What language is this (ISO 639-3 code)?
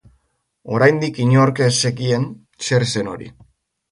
eus